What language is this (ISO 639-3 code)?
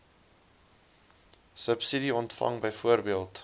afr